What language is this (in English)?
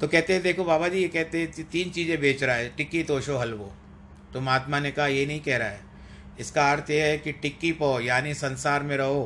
Hindi